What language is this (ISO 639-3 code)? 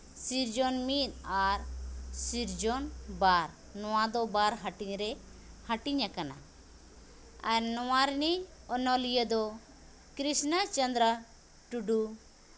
sat